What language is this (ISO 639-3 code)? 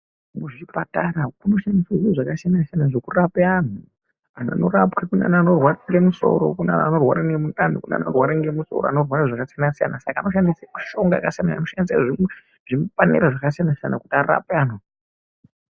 ndc